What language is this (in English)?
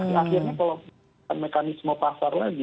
Indonesian